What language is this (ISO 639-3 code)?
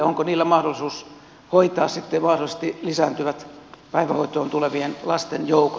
fin